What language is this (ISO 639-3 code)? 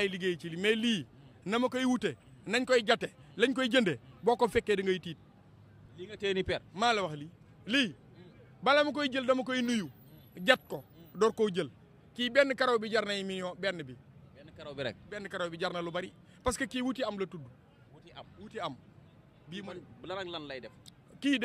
ind